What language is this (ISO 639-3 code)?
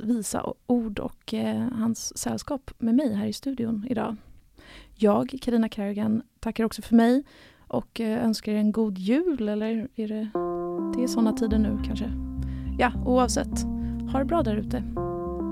swe